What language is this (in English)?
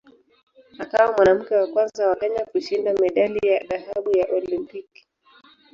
Swahili